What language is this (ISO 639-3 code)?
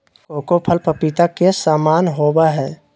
mag